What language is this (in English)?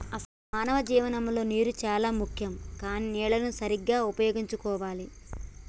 Telugu